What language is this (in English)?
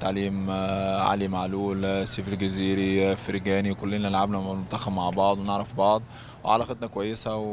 Arabic